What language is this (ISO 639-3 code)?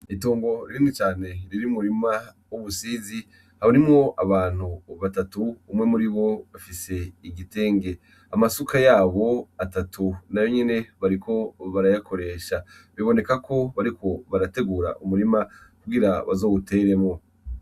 run